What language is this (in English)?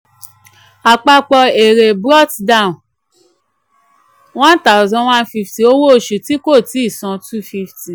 Yoruba